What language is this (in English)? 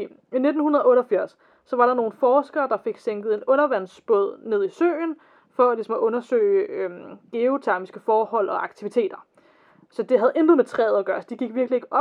Danish